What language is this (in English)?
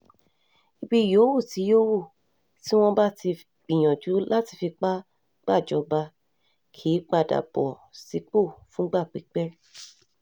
Yoruba